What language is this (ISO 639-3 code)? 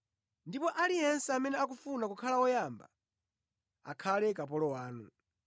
nya